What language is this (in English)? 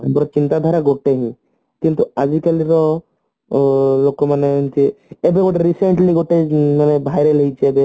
Odia